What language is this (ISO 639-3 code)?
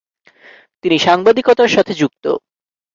ben